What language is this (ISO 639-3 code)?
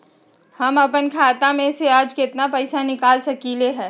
mag